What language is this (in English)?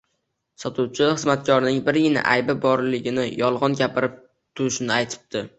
Uzbek